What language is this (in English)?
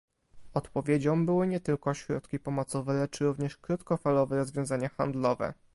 Polish